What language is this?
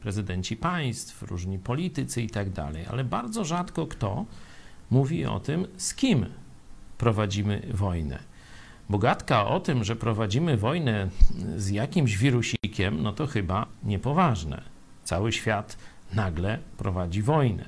Polish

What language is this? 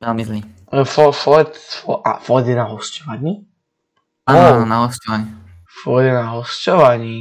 Slovak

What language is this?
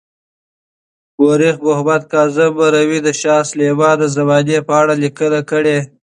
Pashto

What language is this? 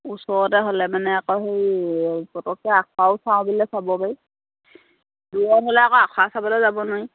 Assamese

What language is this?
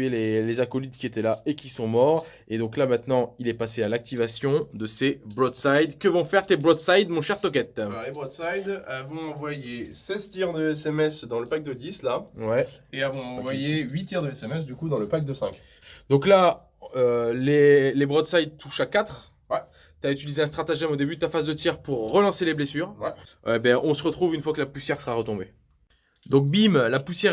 French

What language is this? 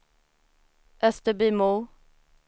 Swedish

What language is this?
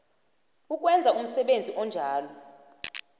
South Ndebele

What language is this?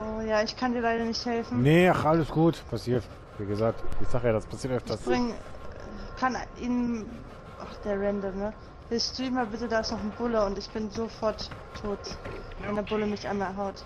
German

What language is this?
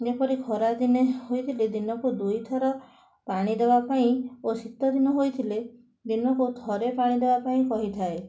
Odia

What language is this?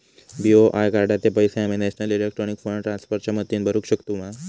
Marathi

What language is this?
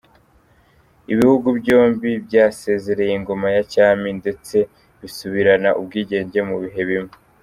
Kinyarwanda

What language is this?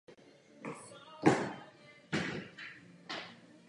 Czech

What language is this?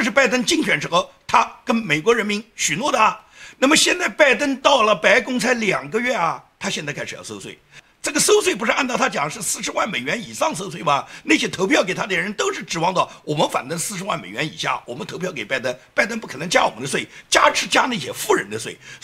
Chinese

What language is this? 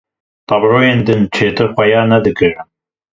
Kurdish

